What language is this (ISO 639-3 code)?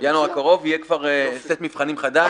heb